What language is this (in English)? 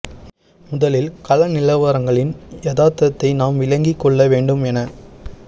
Tamil